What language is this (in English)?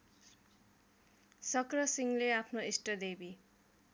Nepali